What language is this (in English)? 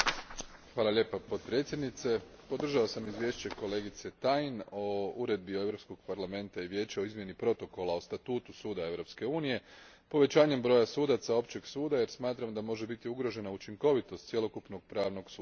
Croatian